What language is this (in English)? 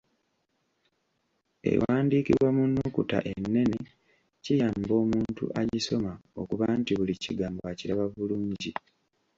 Ganda